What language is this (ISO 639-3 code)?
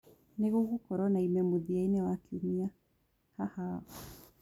kik